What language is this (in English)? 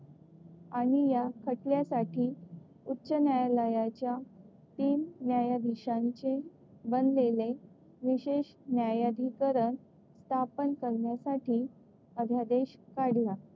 Marathi